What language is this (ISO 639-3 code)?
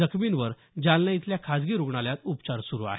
mar